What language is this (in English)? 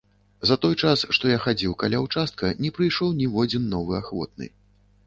Belarusian